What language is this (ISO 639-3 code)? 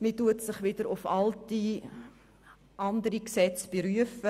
gsw